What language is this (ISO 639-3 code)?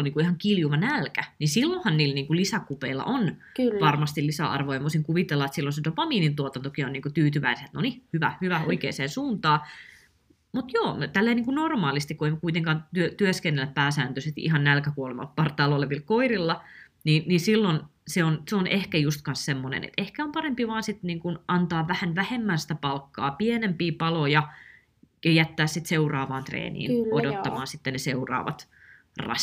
fin